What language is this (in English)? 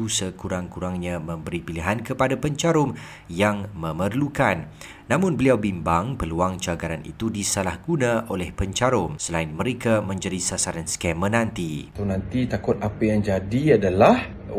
Malay